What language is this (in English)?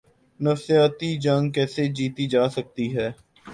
Urdu